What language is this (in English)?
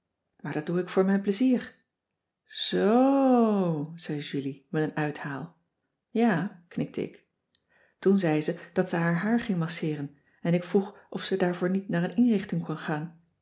Dutch